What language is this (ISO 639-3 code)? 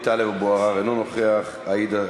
heb